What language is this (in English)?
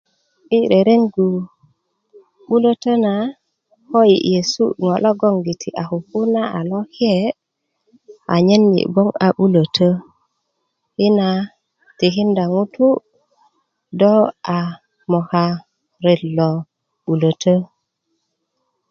Kuku